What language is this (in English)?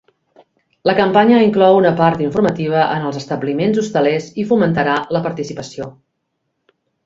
Catalan